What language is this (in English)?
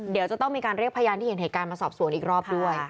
Thai